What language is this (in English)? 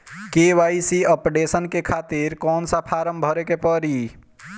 Bhojpuri